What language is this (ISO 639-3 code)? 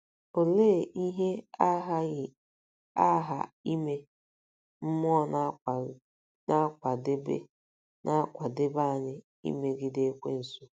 ibo